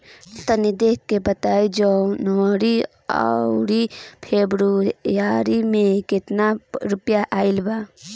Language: Bhojpuri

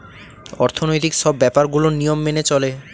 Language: Bangla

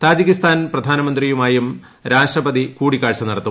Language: Malayalam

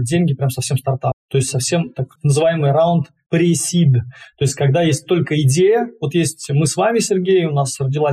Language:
Russian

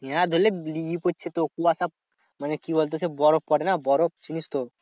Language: Bangla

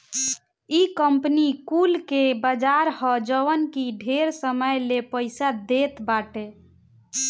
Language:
Bhojpuri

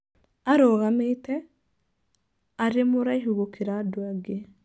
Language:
Kikuyu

